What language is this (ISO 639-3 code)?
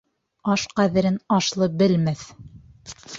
bak